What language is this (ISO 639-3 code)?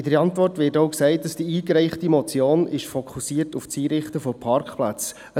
gsw